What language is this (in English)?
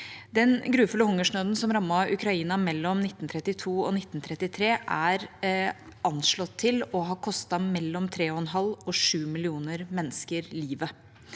Norwegian